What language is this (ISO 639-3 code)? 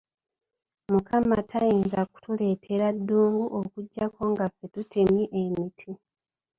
lug